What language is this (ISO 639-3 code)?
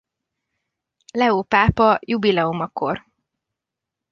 hun